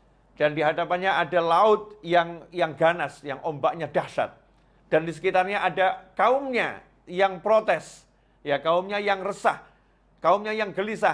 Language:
Indonesian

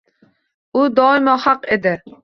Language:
Uzbek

